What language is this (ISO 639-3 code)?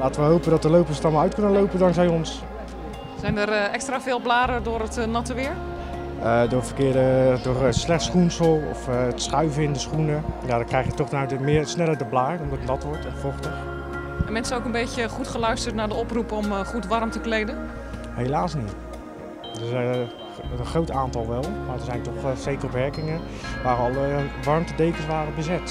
nld